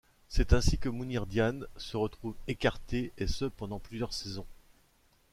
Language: French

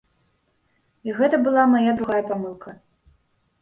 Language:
Belarusian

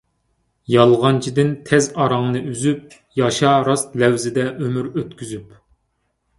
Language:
Uyghur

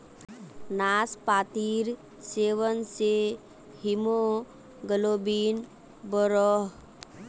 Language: Magahi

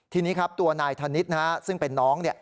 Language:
Thai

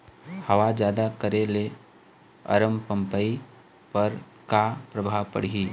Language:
Chhattisgarhi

